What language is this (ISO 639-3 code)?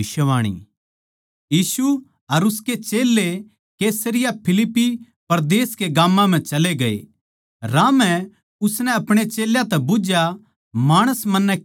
bgc